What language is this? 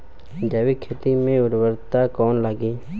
Bhojpuri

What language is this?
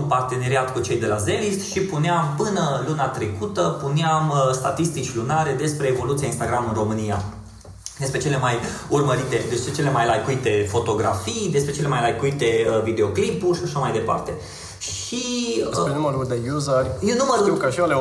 Romanian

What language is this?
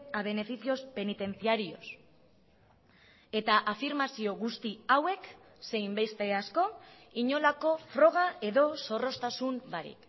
Basque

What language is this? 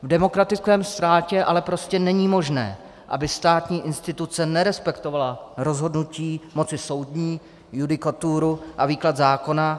Czech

